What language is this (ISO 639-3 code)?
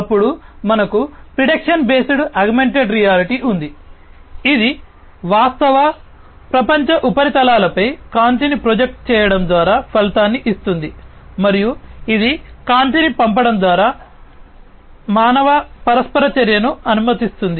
tel